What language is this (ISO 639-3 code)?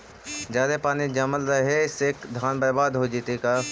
mag